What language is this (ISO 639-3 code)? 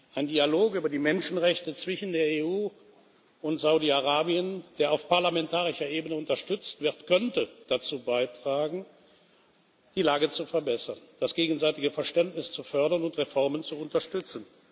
deu